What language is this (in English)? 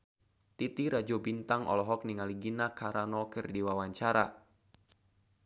Sundanese